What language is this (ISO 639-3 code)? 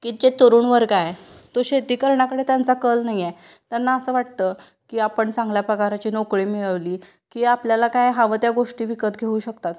mar